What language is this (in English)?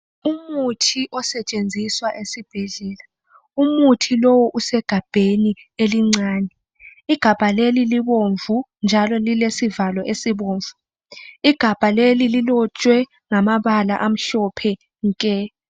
North Ndebele